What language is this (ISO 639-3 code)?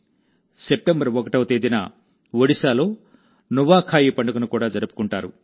tel